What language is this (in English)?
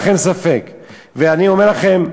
Hebrew